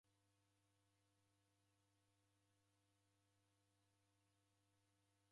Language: Taita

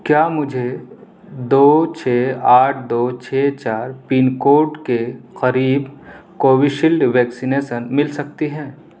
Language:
Urdu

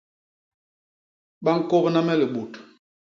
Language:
Basaa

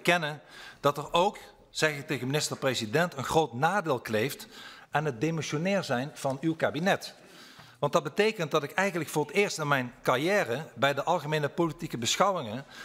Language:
Dutch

